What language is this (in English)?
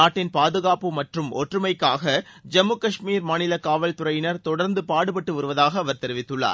Tamil